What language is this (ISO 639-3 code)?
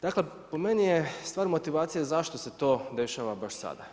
hrv